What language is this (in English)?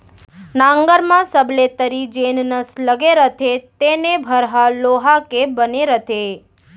Chhattisgarhi